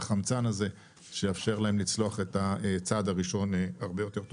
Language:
Hebrew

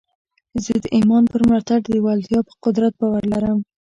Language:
Pashto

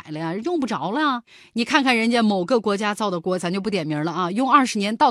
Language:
Chinese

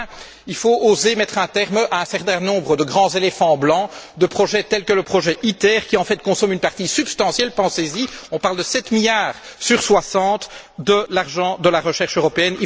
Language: French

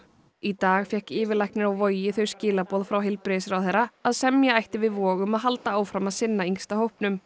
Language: Icelandic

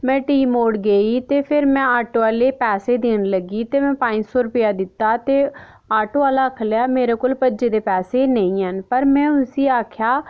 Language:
Dogri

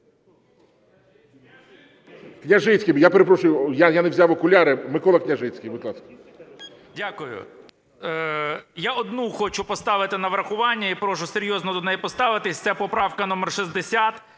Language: Ukrainian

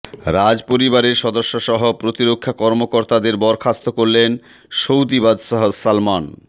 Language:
Bangla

